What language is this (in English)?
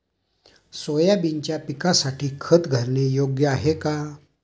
Marathi